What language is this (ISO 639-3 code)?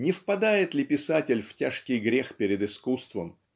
rus